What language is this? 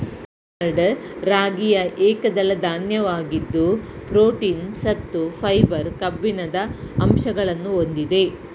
Kannada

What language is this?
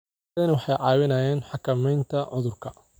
Somali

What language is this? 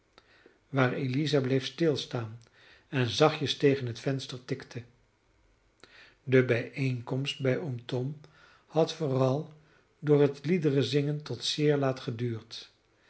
Dutch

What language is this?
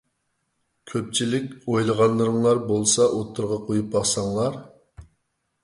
Uyghur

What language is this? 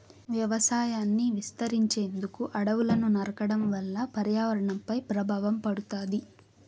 Telugu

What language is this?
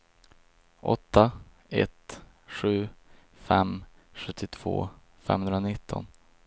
Swedish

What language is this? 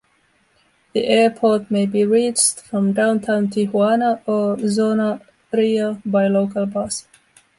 English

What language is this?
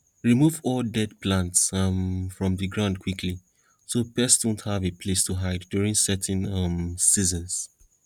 Nigerian Pidgin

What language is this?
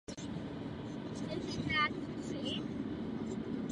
Czech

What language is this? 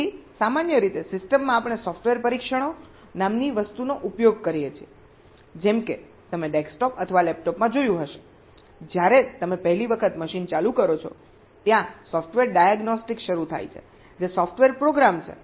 Gujarati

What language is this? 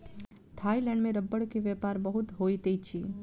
Maithili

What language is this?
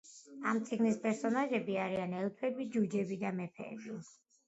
Georgian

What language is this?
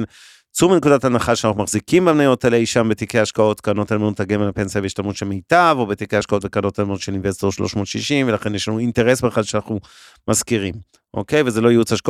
Hebrew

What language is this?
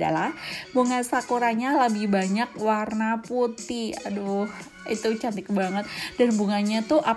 Indonesian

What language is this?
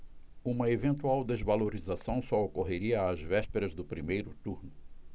Portuguese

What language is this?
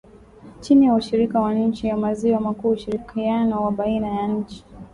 Swahili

